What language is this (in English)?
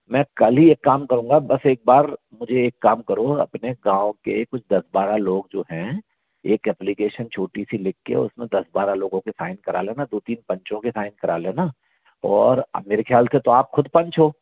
Hindi